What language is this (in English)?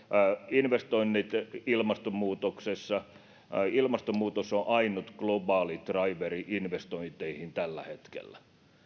Finnish